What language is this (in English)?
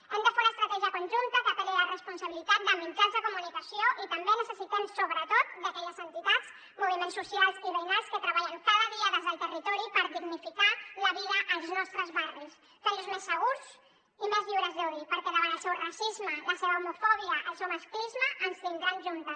Catalan